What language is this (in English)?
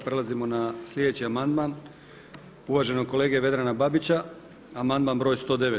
Croatian